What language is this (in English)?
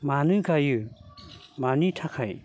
Bodo